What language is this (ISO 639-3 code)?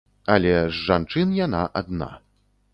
bel